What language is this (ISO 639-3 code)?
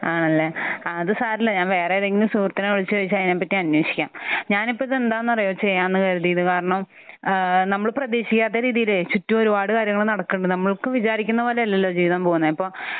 mal